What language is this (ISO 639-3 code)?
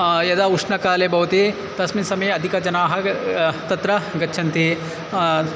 san